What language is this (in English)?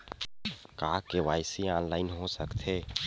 Chhattisgarhi